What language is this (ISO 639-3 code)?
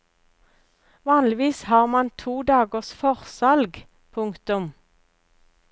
nor